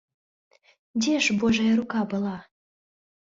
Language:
Belarusian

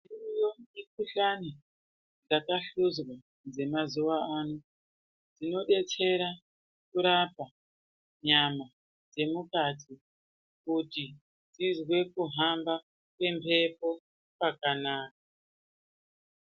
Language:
Ndau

